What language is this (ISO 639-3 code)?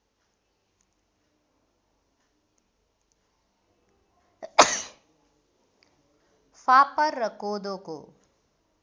nep